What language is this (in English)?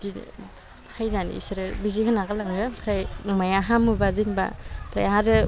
Bodo